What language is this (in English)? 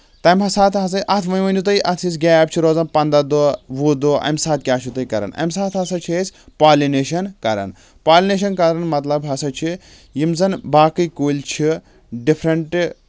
Kashmiri